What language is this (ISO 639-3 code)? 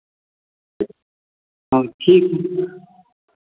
hin